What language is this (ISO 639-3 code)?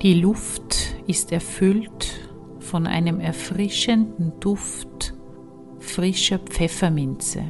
deu